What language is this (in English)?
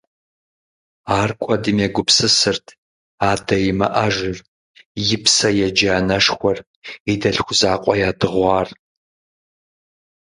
Kabardian